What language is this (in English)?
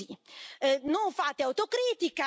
Italian